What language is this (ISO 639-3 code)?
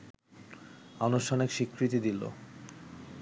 ben